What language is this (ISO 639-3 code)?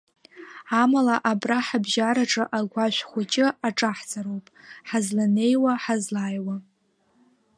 abk